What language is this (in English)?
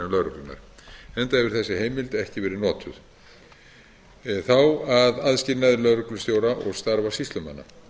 Icelandic